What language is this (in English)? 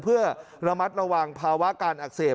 Thai